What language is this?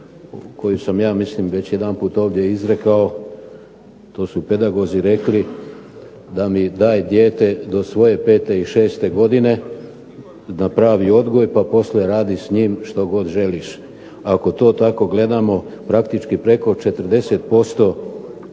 Croatian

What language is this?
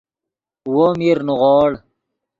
Yidgha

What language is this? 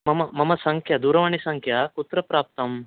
Sanskrit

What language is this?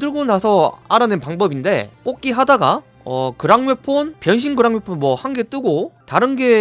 Korean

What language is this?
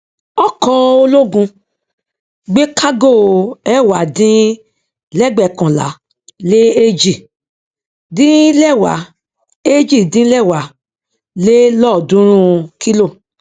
Yoruba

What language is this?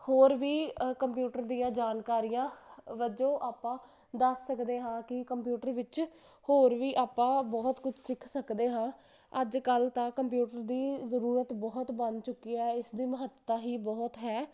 Punjabi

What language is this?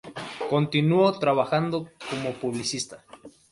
Spanish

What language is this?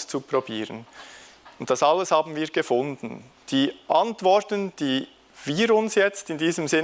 German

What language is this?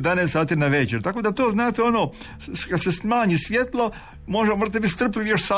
Croatian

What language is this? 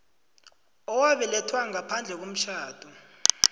South Ndebele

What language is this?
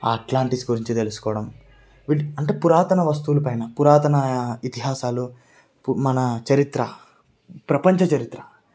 Telugu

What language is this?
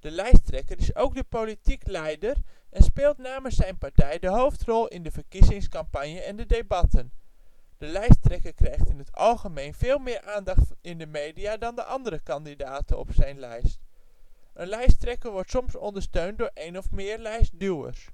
Dutch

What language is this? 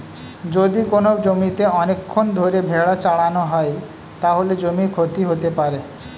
Bangla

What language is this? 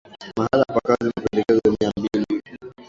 Swahili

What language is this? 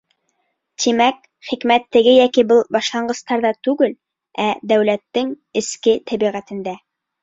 Bashkir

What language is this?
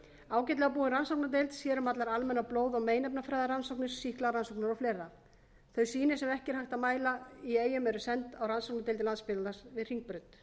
Icelandic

